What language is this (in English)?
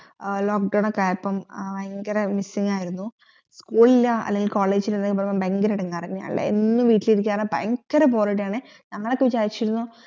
Malayalam